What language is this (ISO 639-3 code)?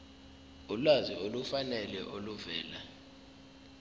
zul